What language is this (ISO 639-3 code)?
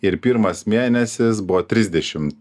lit